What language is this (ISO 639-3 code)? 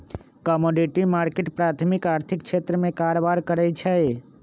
mag